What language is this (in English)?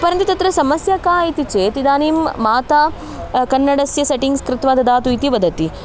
Sanskrit